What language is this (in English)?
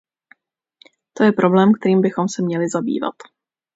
Czech